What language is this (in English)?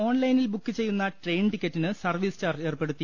Malayalam